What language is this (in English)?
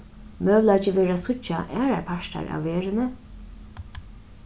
Faroese